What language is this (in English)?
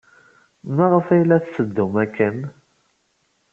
Kabyle